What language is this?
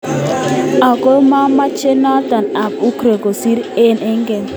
Kalenjin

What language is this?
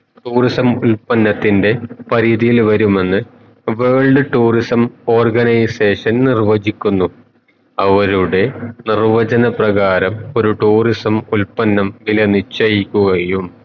Malayalam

